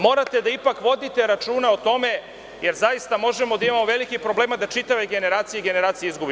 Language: Serbian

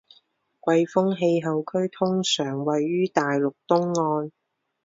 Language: Chinese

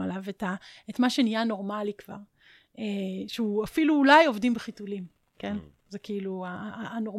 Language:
Hebrew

